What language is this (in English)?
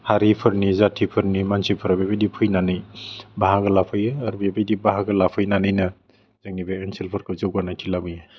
Bodo